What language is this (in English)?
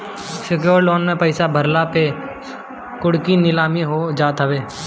Bhojpuri